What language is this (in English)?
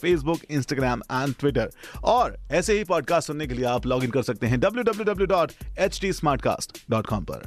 Hindi